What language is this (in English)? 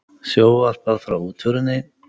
Icelandic